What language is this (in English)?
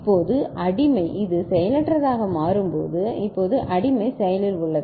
Tamil